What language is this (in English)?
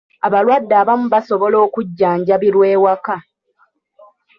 Ganda